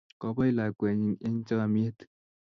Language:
Kalenjin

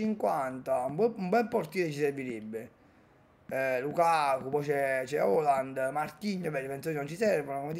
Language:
Italian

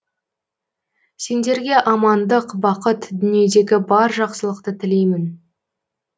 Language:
Kazakh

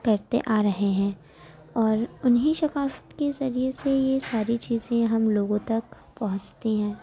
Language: Urdu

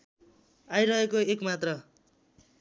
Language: Nepali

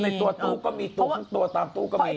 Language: Thai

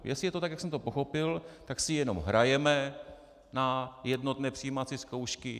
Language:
Czech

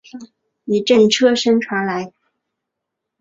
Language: Chinese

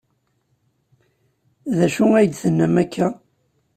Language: Kabyle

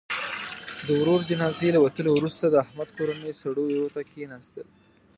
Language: Pashto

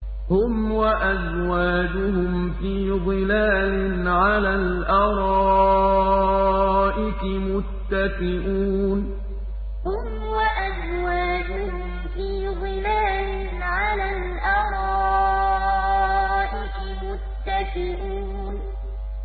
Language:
Arabic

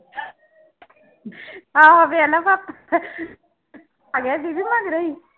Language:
Punjabi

